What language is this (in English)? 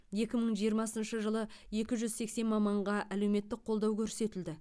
Kazakh